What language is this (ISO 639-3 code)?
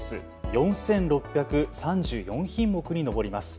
jpn